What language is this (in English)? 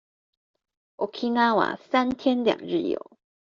Chinese